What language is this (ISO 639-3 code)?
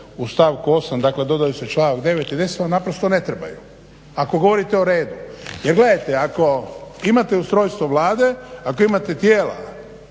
hrv